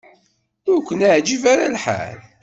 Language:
Kabyle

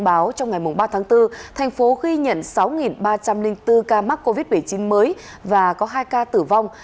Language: Vietnamese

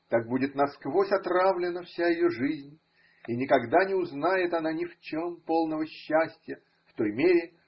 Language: Russian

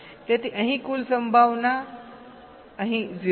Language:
Gujarati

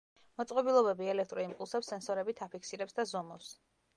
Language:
Georgian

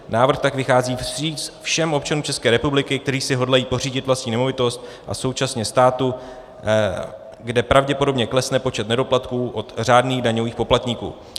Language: Czech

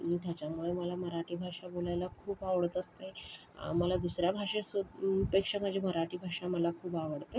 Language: Marathi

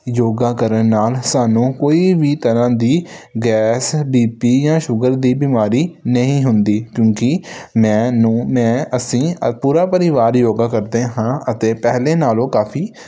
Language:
Punjabi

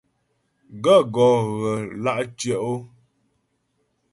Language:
Ghomala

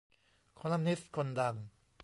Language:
Thai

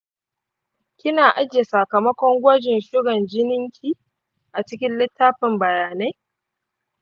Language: Hausa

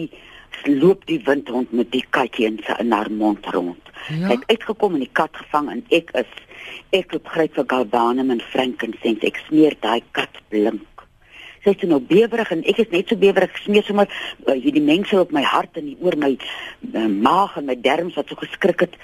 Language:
Dutch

